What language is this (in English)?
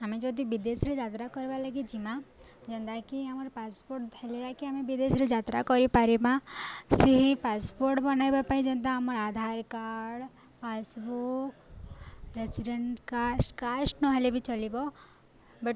Odia